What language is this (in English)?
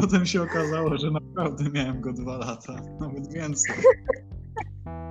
Polish